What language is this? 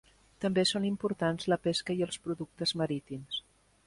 Catalan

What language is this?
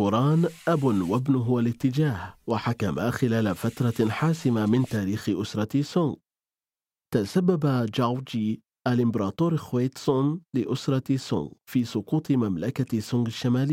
Arabic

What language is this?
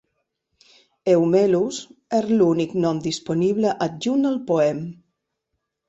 Catalan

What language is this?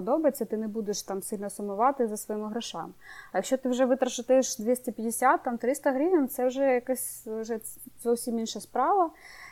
Ukrainian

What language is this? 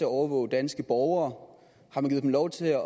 Danish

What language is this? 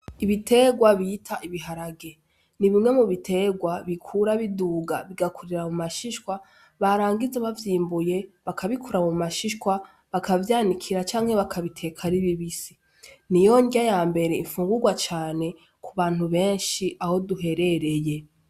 Rundi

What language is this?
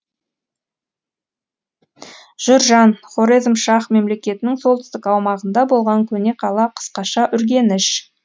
Kazakh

